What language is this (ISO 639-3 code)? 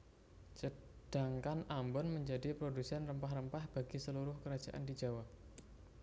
jav